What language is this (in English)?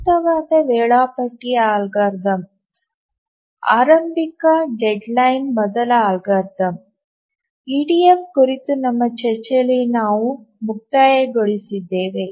Kannada